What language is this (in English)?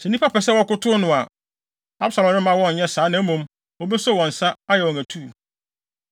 Akan